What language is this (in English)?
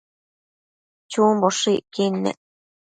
Matsés